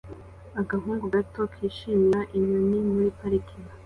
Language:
Kinyarwanda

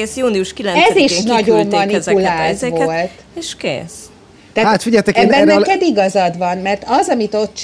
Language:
Hungarian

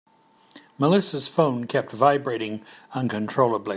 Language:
English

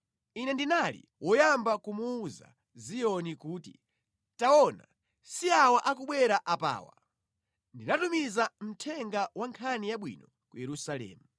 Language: Nyanja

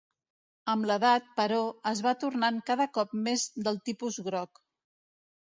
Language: Catalan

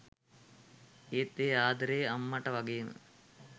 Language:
Sinhala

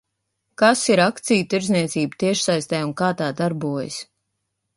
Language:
Latvian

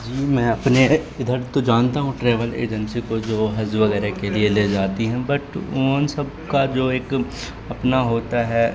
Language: Urdu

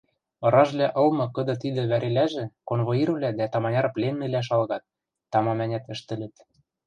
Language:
Western Mari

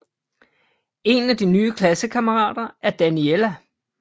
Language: Danish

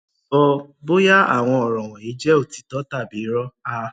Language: Yoruba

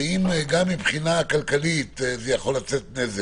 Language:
Hebrew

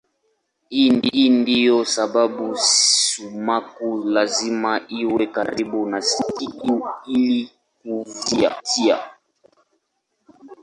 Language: Swahili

